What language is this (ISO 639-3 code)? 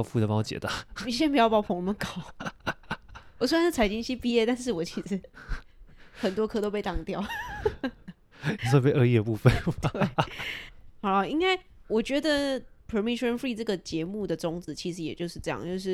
zho